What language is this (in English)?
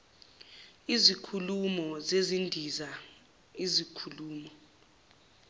Zulu